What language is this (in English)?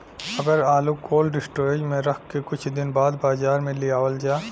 Bhojpuri